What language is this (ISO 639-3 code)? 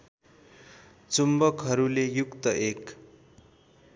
nep